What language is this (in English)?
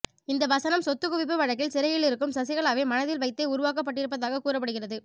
Tamil